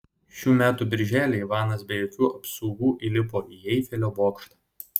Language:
Lithuanian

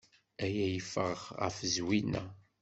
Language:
Kabyle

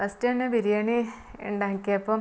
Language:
Malayalam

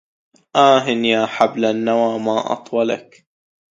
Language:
Arabic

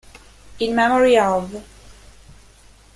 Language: Italian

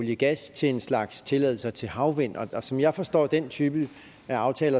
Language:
Danish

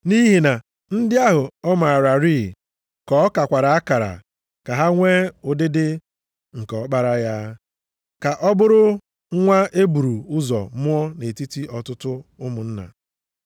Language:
Igbo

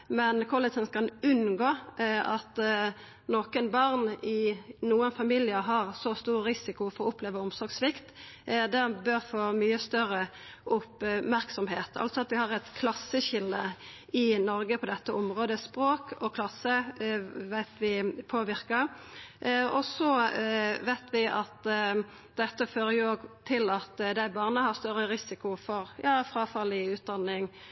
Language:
Norwegian Nynorsk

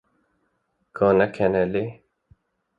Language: Kurdish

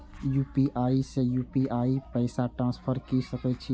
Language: Maithili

